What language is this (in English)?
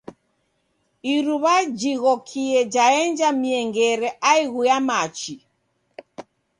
Taita